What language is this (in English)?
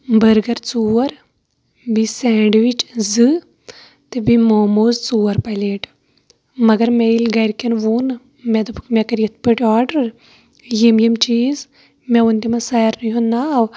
Kashmiri